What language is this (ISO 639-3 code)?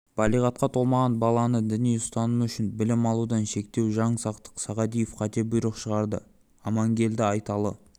kaz